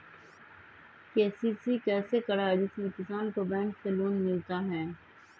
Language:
Magahi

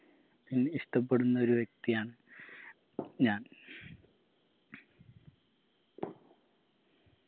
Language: Malayalam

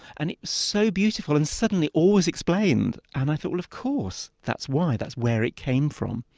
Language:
English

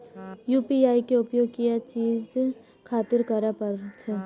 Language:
Maithili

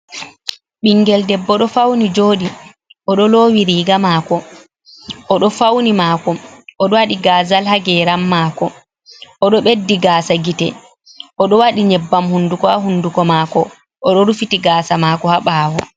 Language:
Fula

